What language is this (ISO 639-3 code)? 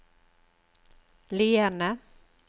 nor